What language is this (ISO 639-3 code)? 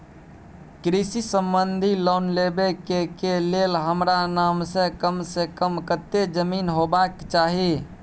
mai